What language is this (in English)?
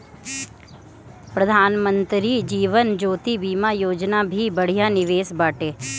Bhojpuri